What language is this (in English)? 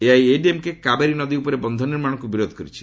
Odia